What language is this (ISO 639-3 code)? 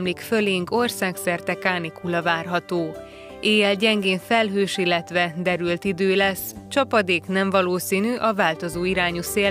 hun